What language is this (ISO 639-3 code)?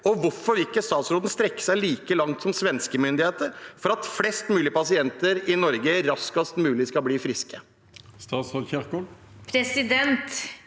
nor